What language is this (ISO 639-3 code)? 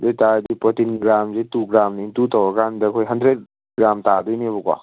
mni